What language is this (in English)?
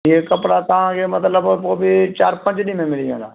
Sindhi